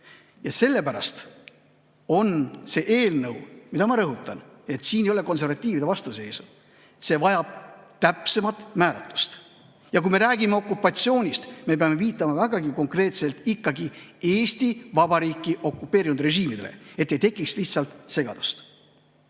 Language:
Estonian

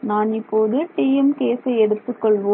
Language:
Tamil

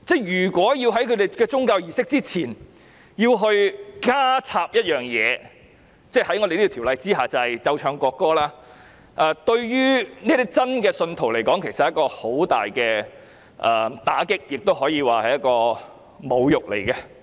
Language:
Cantonese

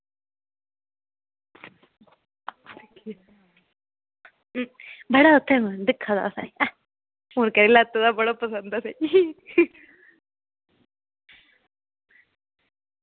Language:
Dogri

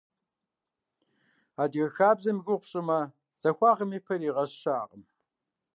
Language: Kabardian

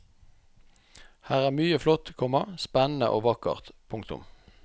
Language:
Norwegian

